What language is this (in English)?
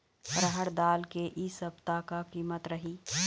Chhattisgarhi